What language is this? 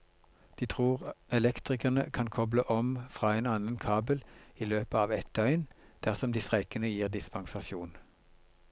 Norwegian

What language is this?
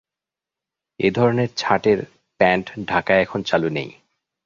Bangla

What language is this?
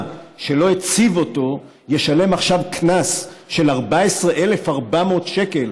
Hebrew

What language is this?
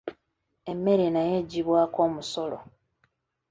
Ganda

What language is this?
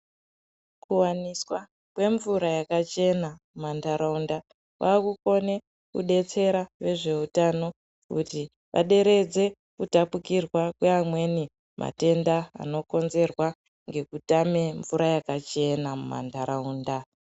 Ndau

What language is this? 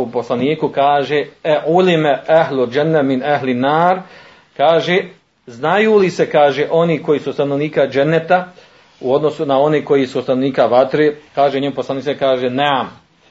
Croatian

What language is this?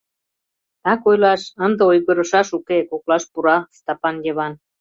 Mari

